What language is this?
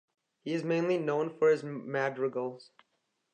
English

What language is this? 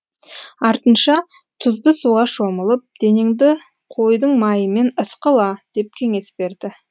Kazakh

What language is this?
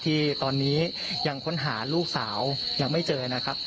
Thai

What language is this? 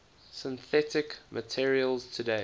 English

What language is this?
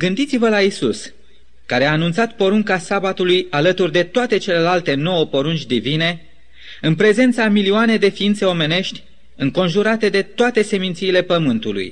Romanian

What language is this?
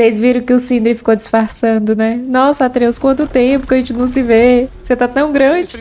Portuguese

